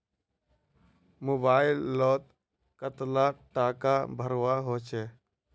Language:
Magahi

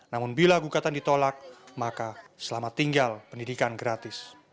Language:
Indonesian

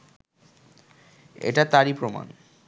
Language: Bangla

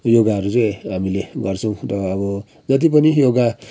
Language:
Nepali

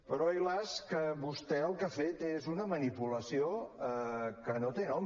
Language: Catalan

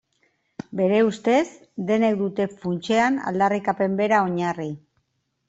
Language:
Basque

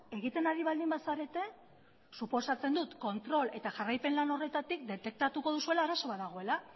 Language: Basque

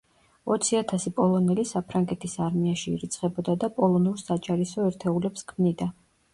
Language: Georgian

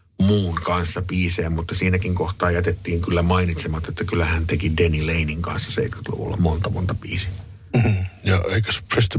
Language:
Finnish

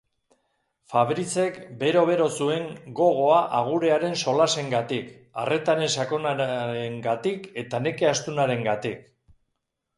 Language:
Basque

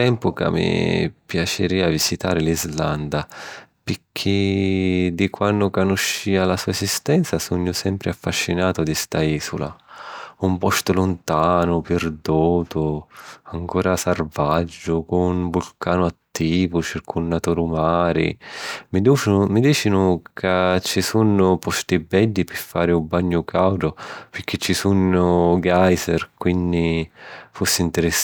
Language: Sicilian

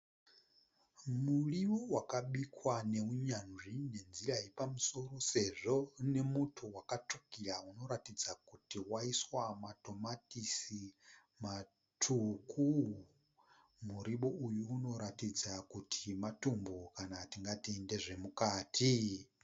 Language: Shona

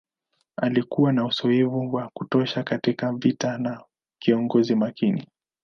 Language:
Swahili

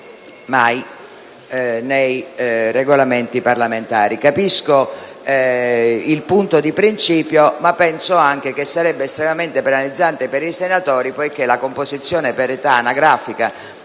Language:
Italian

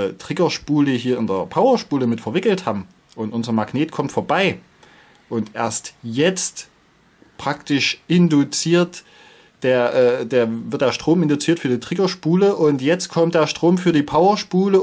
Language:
German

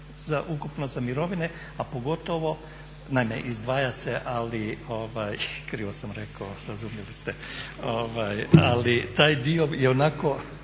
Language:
Croatian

